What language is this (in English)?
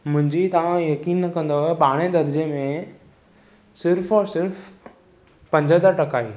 Sindhi